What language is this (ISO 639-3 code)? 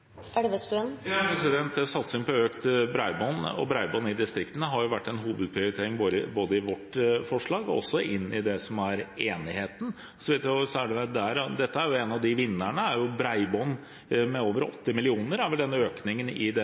nor